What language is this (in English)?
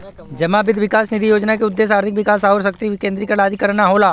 Bhojpuri